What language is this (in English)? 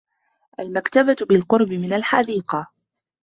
Arabic